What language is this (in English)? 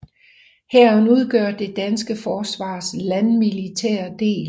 Danish